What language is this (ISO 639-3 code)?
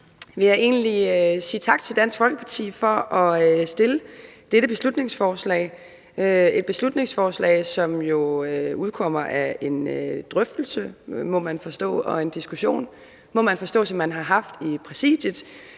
dan